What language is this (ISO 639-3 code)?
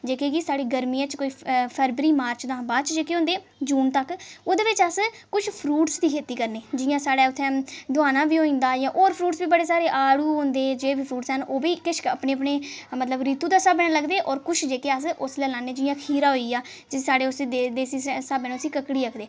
doi